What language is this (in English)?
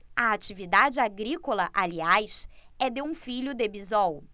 Portuguese